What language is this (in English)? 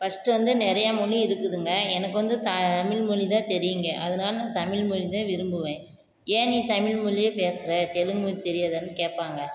Tamil